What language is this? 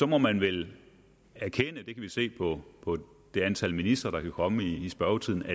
Danish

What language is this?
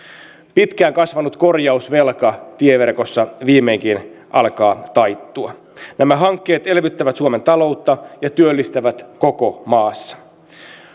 Finnish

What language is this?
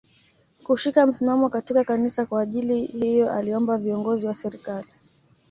Swahili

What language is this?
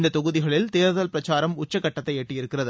Tamil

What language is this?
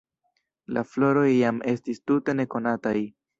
Esperanto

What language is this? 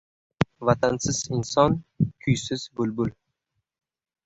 Uzbek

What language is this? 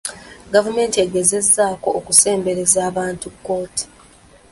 Ganda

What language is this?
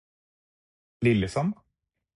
Norwegian Bokmål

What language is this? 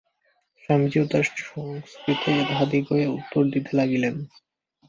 Bangla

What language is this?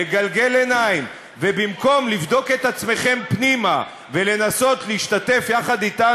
Hebrew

